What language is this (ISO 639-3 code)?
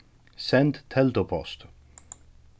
fao